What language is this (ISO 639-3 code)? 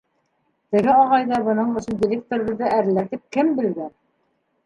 bak